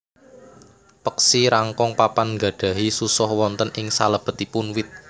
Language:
Javanese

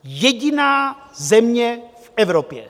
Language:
Czech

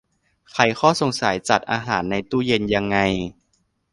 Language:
Thai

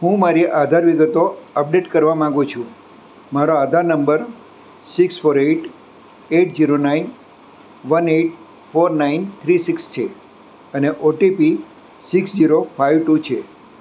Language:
Gujarati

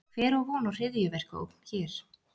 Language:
Icelandic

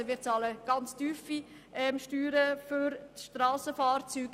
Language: Swiss German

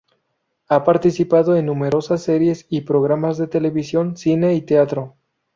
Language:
Spanish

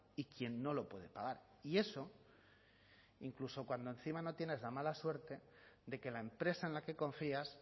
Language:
Spanish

